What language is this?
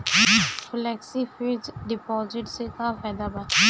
Bhojpuri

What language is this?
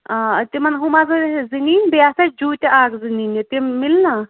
Kashmiri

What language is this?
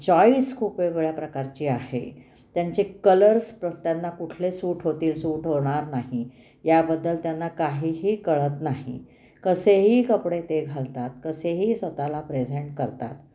Marathi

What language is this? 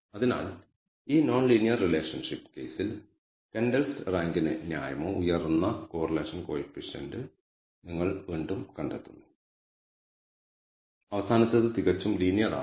Malayalam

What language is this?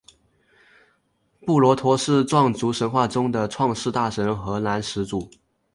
Chinese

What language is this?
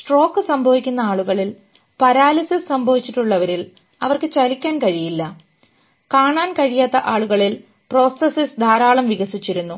Malayalam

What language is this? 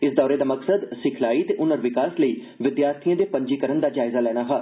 Dogri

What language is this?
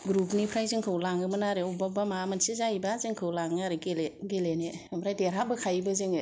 Bodo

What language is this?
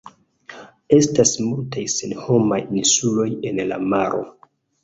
Esperanto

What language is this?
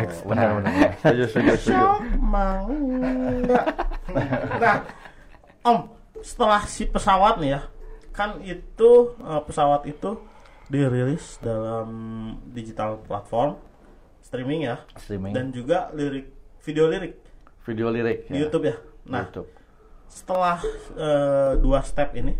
Indonesian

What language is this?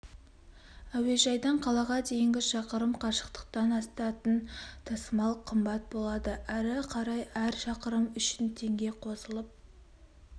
Kazakh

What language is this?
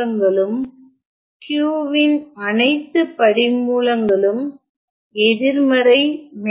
Tamil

